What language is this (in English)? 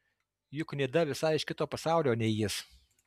Lithuanian